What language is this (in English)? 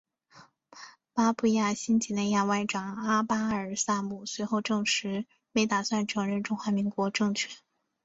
Chinese